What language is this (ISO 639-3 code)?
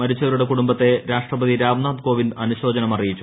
mal